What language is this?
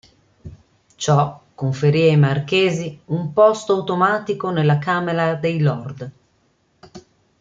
Italian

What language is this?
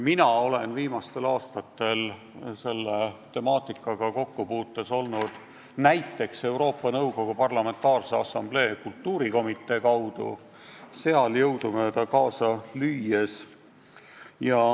Estonian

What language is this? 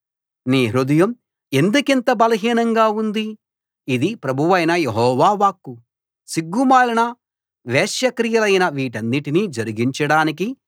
Telugu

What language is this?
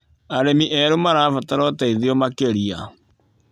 Kikuyu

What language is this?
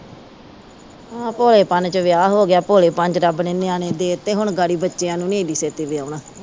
Punjabi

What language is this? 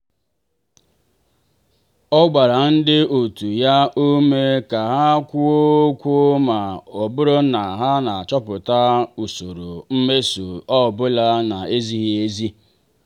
Igbo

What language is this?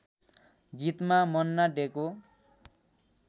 Nepali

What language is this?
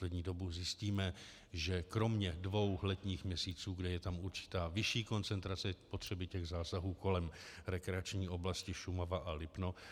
Czech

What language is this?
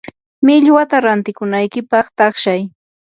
Yanahuanca Pasco Quechua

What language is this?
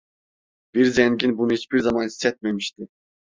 Turkish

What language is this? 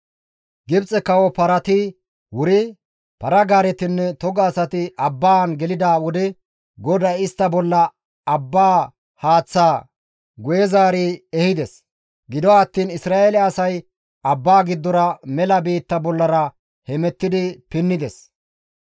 Gamo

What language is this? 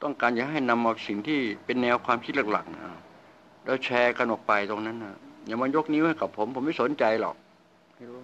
Thai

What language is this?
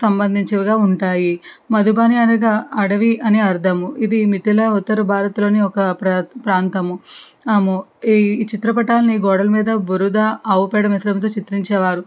Telugu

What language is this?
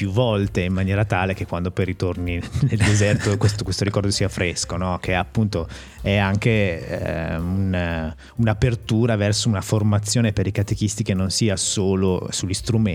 Italian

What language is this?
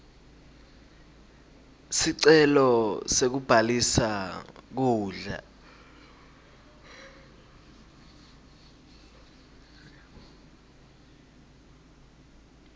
Swati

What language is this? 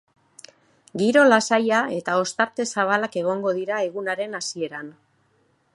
Basque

